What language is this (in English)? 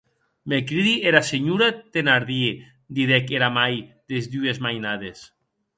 Occitan